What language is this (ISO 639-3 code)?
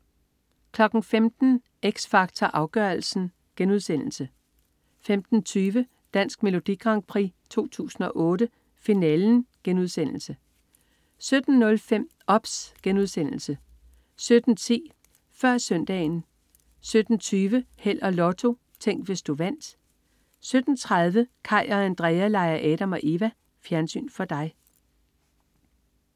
dan